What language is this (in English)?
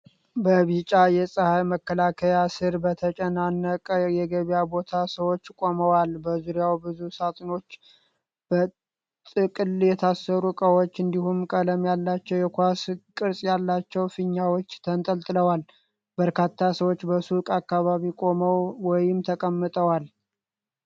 Amharic